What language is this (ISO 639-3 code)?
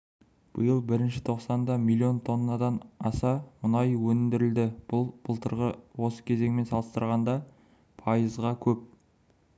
kaz